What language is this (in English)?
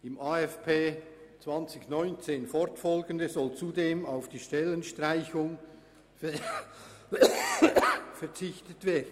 Swiss German